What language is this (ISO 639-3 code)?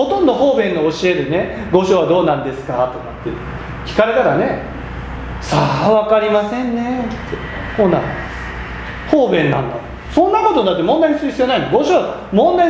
jpn